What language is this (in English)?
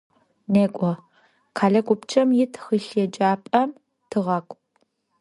Adyghe